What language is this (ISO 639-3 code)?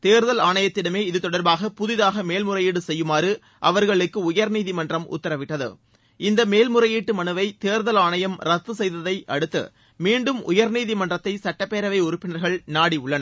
tam